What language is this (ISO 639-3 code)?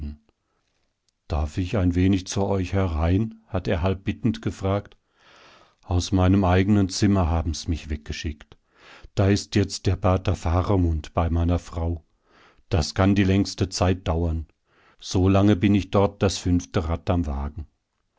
deu